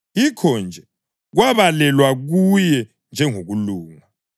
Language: North Ndebele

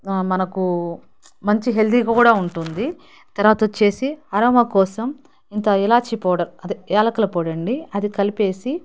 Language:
Telugu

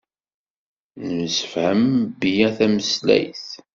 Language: Kabyle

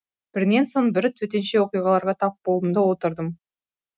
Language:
Kazakh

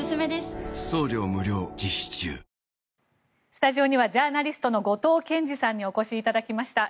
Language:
Japanese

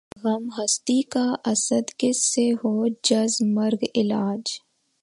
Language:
Urdu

